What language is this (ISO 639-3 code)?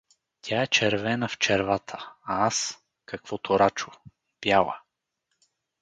bul